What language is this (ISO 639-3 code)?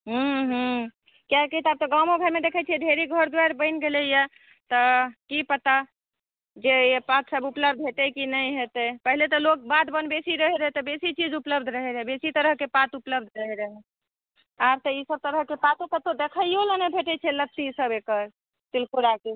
mai